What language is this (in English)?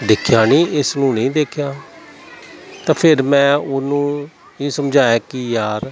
Punjabi